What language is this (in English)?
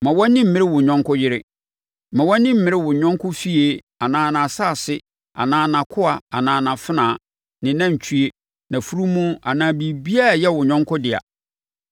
Akan